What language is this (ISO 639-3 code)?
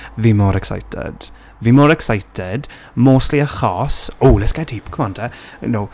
cym